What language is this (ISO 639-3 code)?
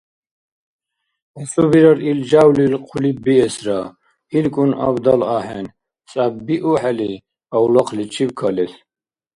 dar